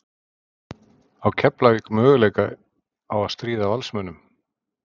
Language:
Icelandic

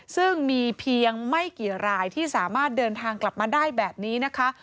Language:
Thai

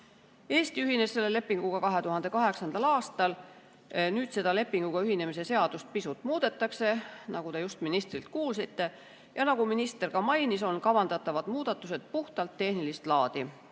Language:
Estonian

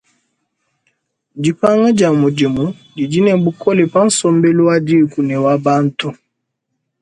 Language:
Luba-Lulua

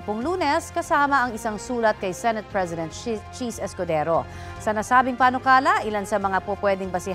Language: Filipino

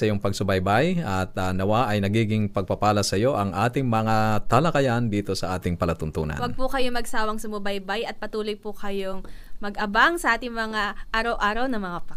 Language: Filipino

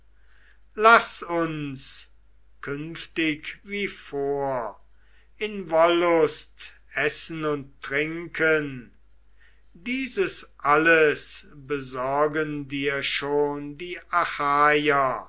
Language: German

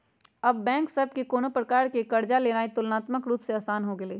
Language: Magahi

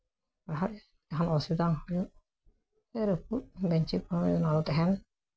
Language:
Santali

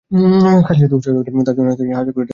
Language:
Bangla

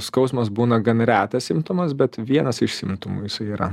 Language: Lithuanian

